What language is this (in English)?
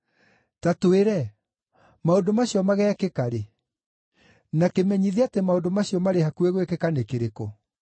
Kikuyu